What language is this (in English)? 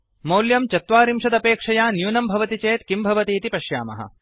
Sanskrit